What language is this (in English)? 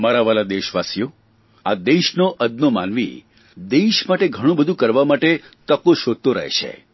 Gujarati